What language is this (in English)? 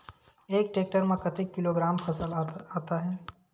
Chhattisgarhi